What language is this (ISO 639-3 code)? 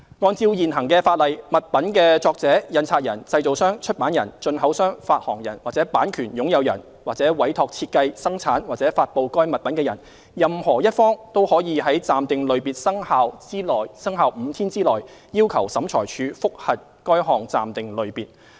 yue